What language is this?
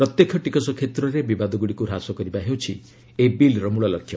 Odia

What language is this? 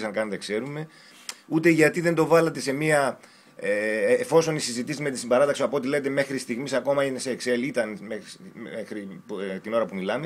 Greek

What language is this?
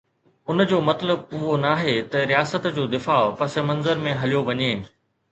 Sindhi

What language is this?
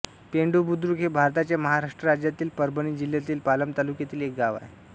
Marathi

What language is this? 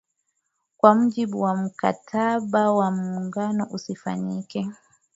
Swahili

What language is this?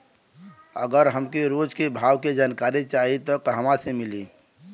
Bhojpuri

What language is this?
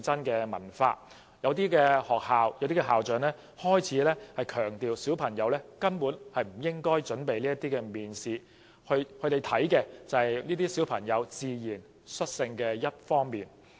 Cantonese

